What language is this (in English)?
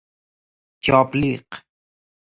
Persian